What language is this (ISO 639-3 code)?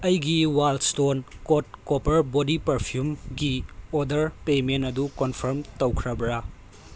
mni